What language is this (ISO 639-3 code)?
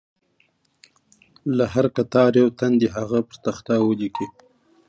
pus